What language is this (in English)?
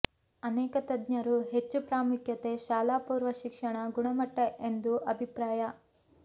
Kannada